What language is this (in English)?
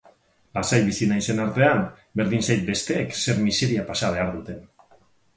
Basque